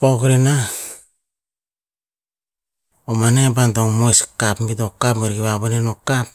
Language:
Tinputz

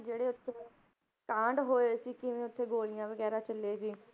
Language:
Punjabi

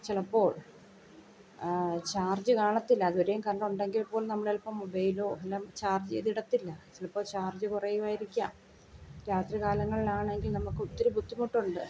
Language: Malayalam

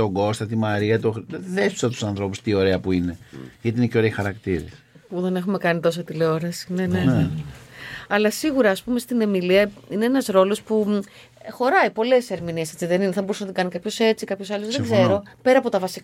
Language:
Greek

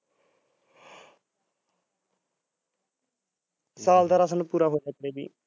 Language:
Punjabi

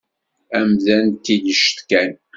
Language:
Kabyle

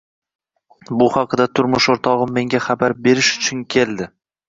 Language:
Uzbek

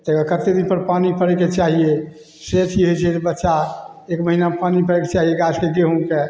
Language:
Maithili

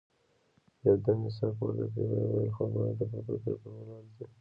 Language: Pashto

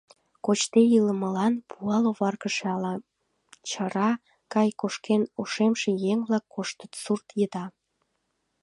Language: Mari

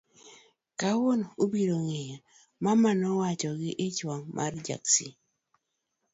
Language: Luo (Kenya and Tanzania)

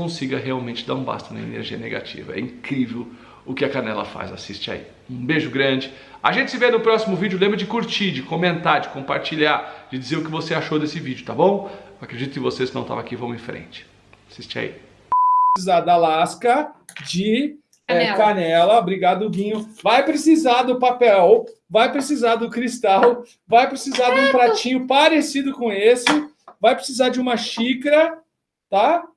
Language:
Portuguese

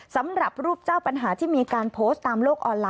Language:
Thai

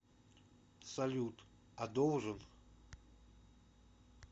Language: Russian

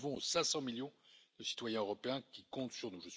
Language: French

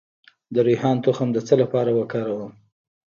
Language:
Pashto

